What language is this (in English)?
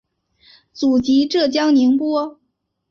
Chinese